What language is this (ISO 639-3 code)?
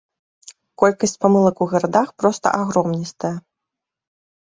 bel